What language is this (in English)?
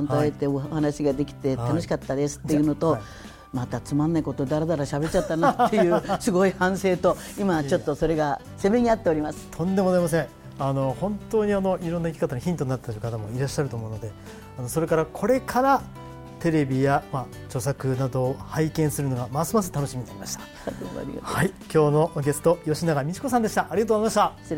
Japanese